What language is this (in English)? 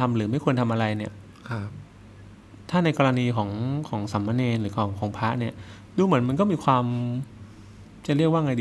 Thai